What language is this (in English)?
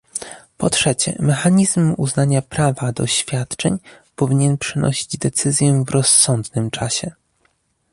Polish